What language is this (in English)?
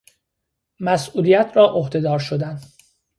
Persian